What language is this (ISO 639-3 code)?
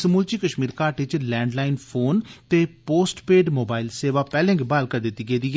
doi